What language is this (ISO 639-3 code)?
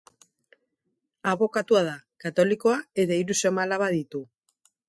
eus